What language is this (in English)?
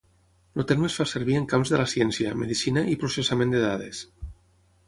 Catalan